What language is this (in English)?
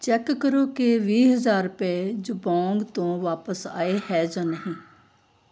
Punjabi